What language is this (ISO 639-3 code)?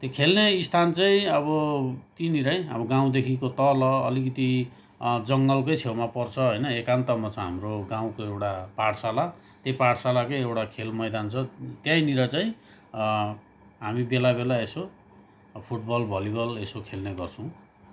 nep